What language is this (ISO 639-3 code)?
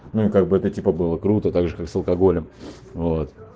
rus